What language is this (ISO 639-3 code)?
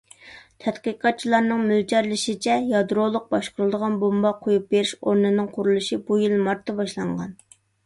uig